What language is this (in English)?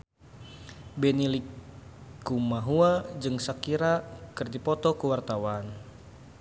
Sundanese